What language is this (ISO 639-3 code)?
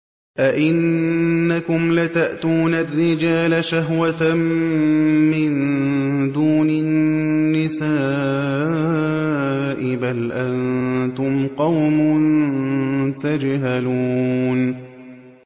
ara